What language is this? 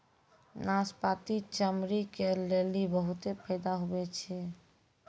Maithili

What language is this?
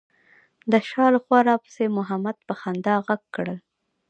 Pashto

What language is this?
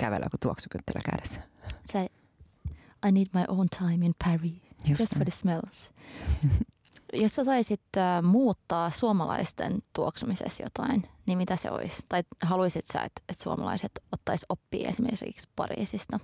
Finnish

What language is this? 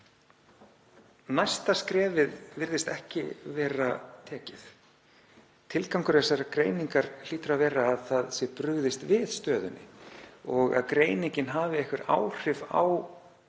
Icelandic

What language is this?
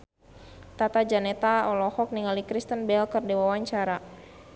Sundanese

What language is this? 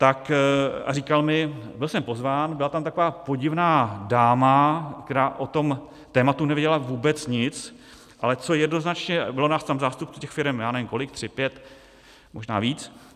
Czech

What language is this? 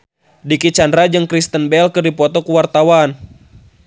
Sundanese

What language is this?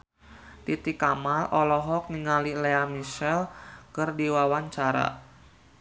Sundanese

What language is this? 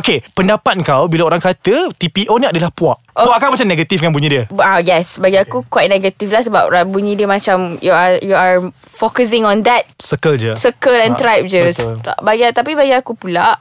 Malay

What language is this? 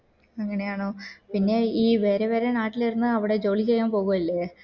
Malayalam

